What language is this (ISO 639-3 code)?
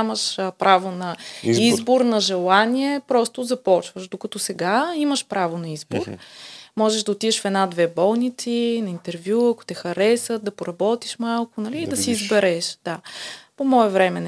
bul